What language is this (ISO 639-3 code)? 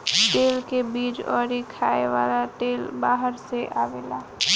bho